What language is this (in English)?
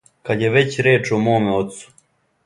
Serbian